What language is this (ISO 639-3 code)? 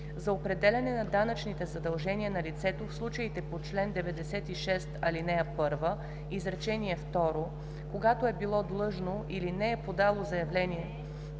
bul